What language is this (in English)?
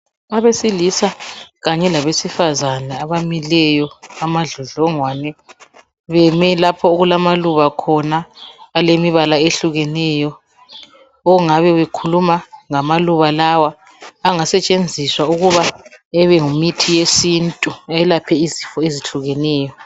North Ndebele